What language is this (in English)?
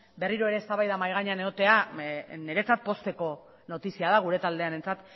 Basque